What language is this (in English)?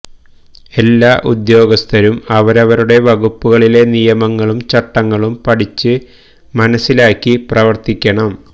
Malayalam